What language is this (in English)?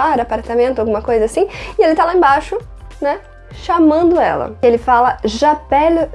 Portuguese